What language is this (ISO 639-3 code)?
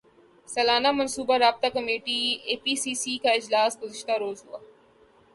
urd